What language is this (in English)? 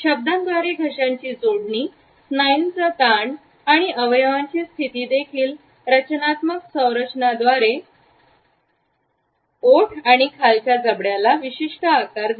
Marathi